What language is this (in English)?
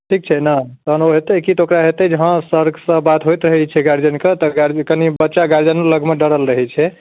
Maithili